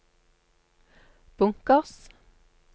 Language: Norwegian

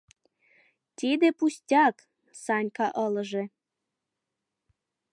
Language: Mari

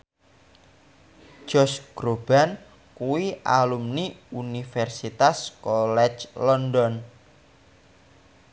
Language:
Javanese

